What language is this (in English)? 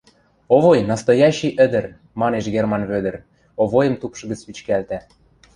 Western Mari